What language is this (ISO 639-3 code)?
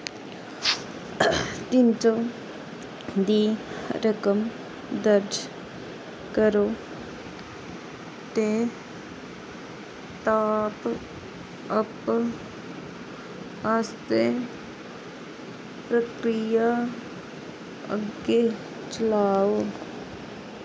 doi